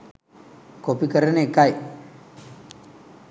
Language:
Sinhala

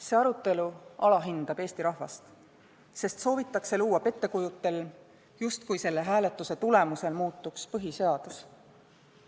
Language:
Estonian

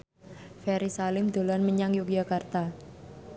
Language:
Javanese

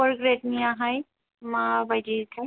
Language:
Bodo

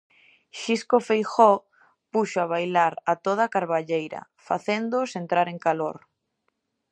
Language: Galician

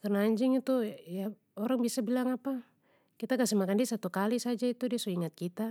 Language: Papuan Malay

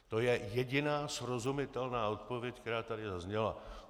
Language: Czech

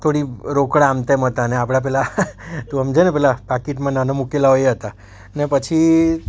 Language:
Gujarati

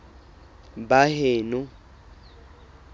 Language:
Southern Sotho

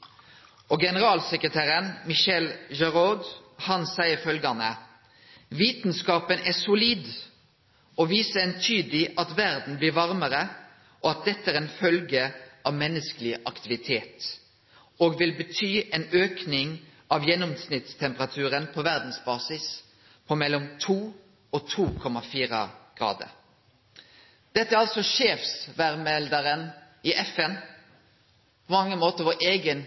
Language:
Norwegian Nynorsk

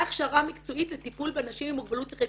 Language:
Hebrew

